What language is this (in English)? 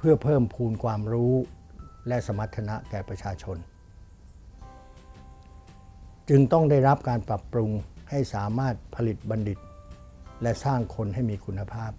Thai